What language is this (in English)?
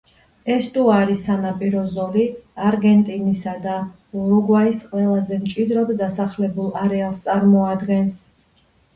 Georgian